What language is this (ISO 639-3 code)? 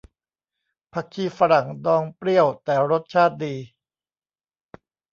tha